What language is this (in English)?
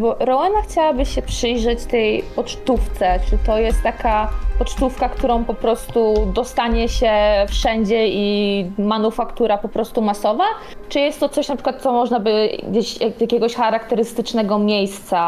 Polish